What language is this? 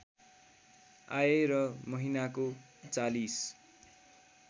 Nepali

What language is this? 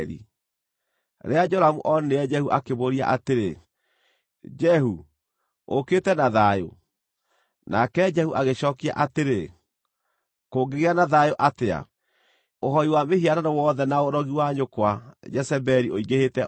Kikuyu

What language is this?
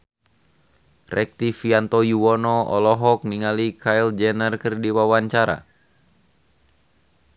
Sundanese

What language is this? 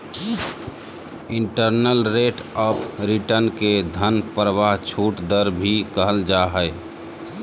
Magahi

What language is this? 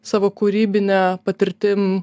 Lithuanian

